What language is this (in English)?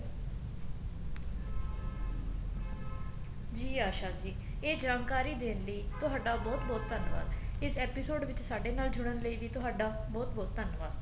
Punjabi